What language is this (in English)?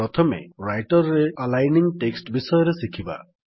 Odia